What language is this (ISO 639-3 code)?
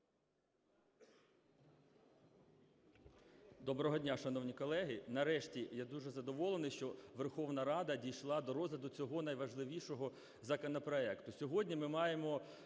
ukr